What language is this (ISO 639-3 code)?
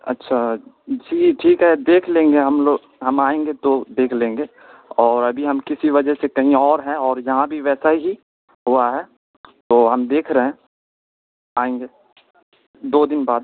urd